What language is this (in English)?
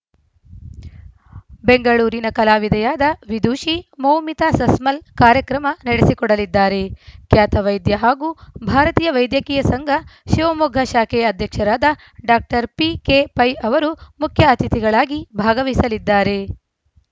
Kannada